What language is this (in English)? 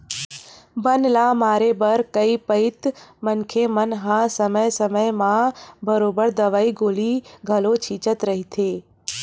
Chhattisgarhi